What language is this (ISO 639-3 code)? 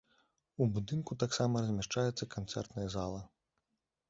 bel